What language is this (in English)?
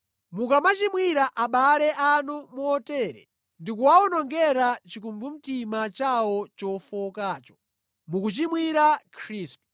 Nyanja